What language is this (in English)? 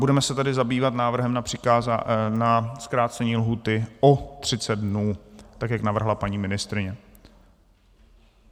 Czech